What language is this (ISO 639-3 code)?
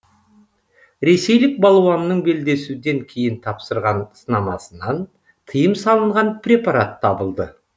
kaz